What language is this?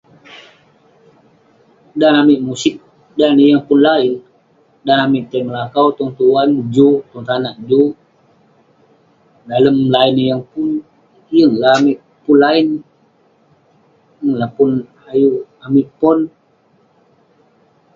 Western Penan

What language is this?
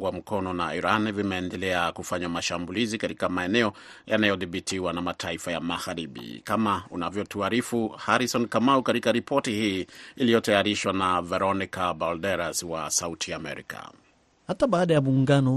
Swahili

